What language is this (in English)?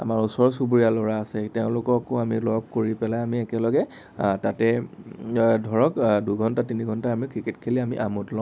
Assamese